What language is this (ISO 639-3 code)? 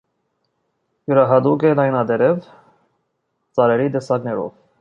hye